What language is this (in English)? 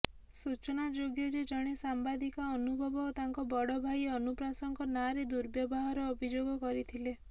Odia